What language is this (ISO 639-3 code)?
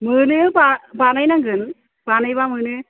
brx